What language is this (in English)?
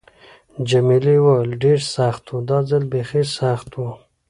Pashto